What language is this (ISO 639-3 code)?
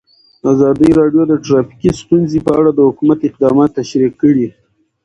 pus